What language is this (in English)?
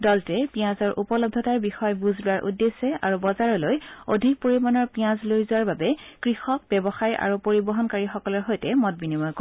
Assamese